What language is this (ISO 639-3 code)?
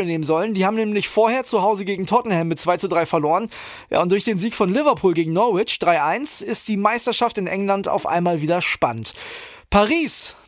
deu